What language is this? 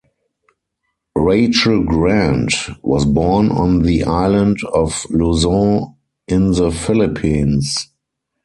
English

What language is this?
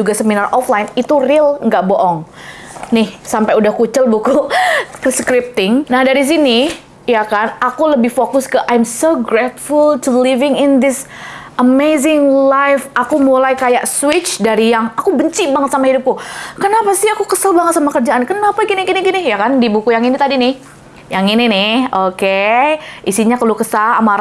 Indonesian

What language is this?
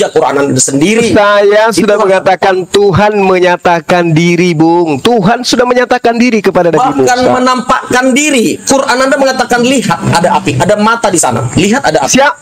Indonesian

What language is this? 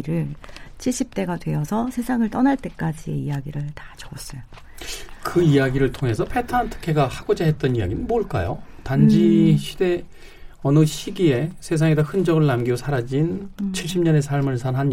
Korean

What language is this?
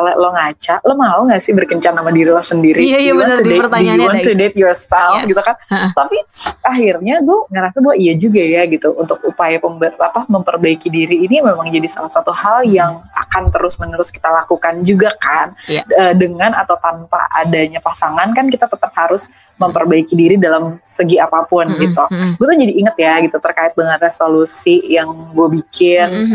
Indonesian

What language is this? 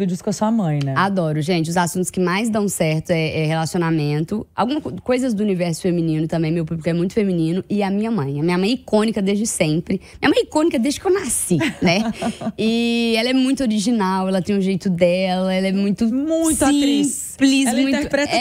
Portuguese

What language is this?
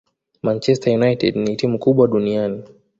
Swahili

